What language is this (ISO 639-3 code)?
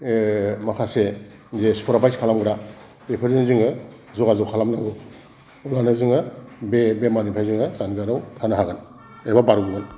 brx